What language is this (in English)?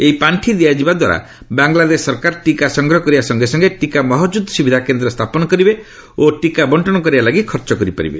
Odia